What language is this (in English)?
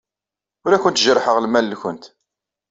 Kabyle